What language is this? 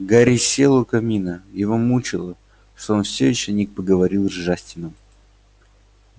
Russian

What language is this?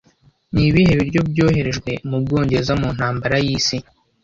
Kinyarwanda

